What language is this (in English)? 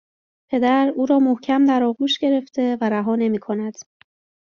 Persian